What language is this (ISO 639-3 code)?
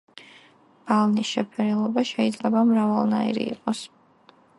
kat